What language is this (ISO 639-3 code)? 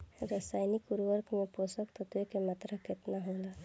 bho